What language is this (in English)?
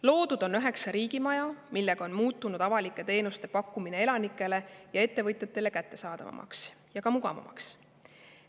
Estonian